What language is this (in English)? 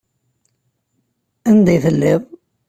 Kabyle